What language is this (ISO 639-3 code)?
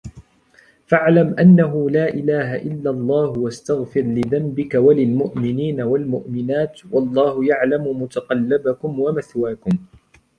ara